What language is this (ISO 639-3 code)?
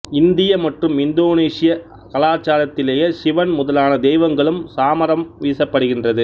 tam